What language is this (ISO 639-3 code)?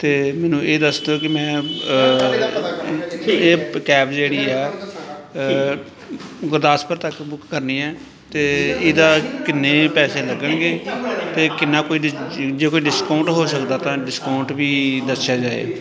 pan